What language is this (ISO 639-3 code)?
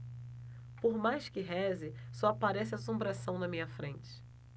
por